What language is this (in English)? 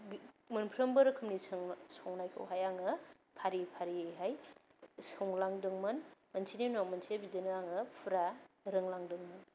Bodo